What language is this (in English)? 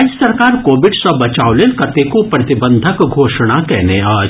Maithili